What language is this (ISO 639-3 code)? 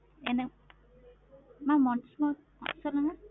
tam